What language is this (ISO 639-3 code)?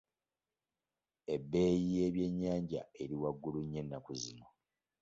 lug